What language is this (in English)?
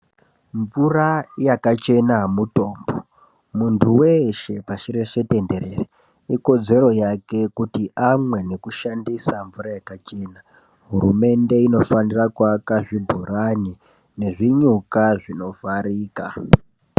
Ndau